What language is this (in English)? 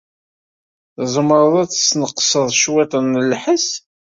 Kabyle